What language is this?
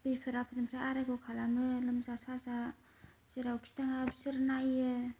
Bodo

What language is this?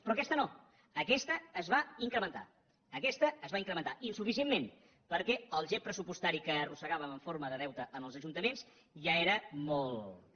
Catalan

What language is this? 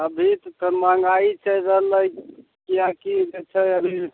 Maithili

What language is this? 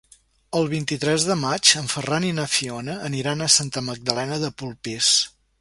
Catalan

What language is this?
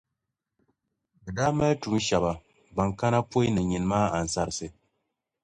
Dagbani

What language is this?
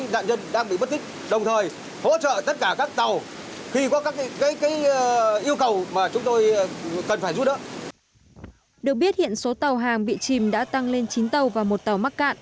Vietnamese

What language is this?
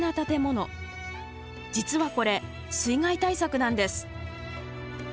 Japanese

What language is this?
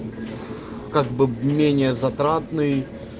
Russian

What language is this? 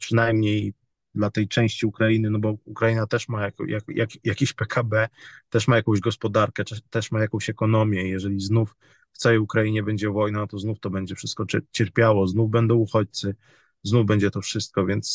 Polish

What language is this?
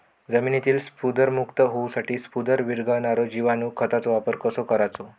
Marathi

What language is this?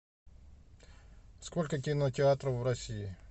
Russian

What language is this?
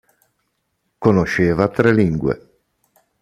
Italian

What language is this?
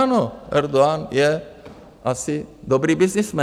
Czech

